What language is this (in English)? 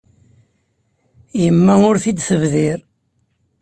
Kabyle